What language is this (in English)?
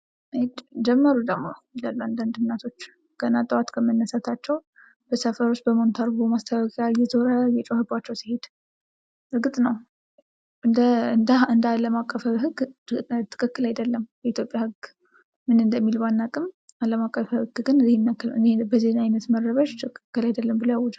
Amharic